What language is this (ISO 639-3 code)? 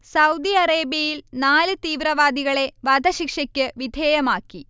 mal